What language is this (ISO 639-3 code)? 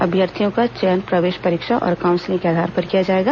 hin